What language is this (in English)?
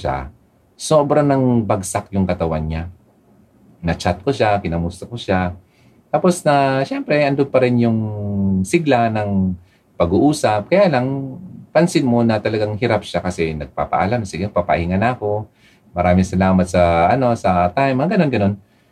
Filipino